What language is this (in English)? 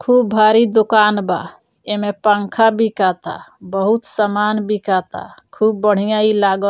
Bhojpuri